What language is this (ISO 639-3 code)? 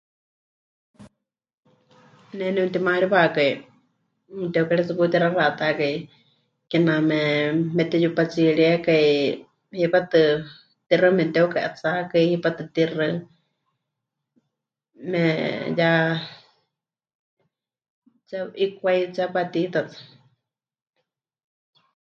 hch